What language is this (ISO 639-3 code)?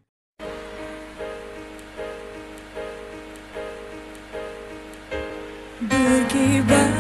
ind